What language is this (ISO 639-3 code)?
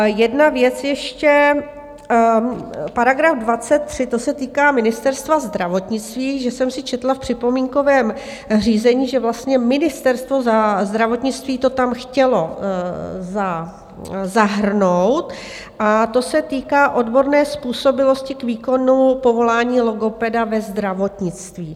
ces